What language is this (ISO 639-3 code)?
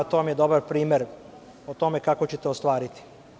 srp